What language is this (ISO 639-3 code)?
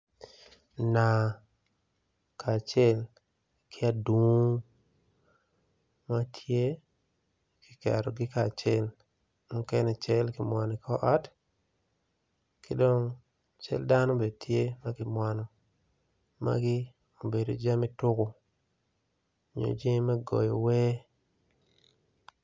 ach